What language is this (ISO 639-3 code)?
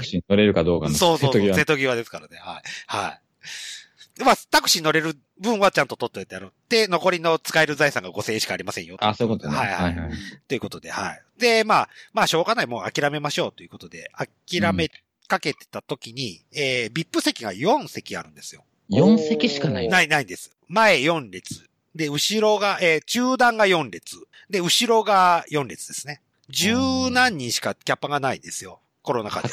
jpn